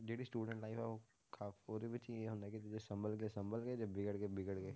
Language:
Punjabi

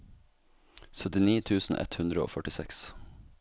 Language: Norwegian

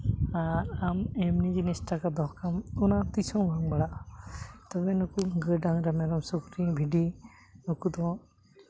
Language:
Santali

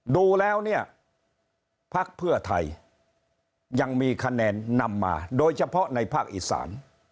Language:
Thai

